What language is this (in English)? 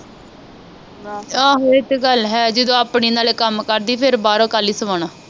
Punjabi